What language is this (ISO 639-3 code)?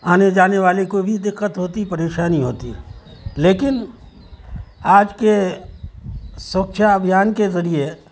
urd